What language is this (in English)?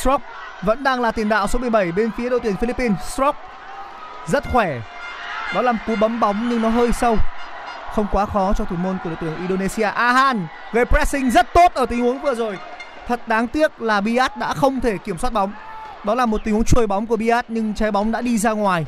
Vietnamese